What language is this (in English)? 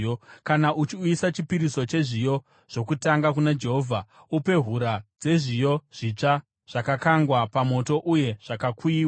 Shona